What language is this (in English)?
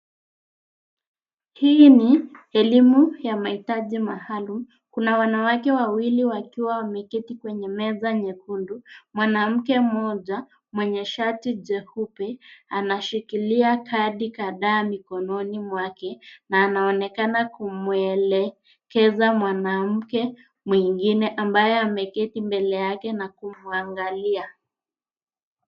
Swahili